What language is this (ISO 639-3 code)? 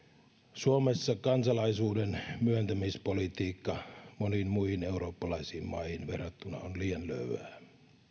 fin